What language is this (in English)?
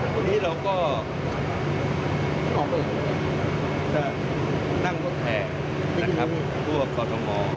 Thai